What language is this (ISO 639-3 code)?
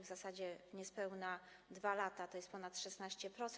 pol